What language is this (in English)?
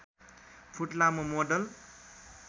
Nepali